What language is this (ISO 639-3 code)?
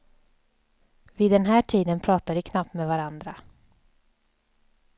swe